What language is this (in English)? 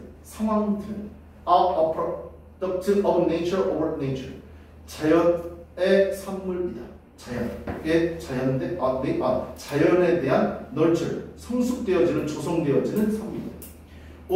Korean